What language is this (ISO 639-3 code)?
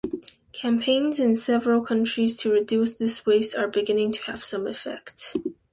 eng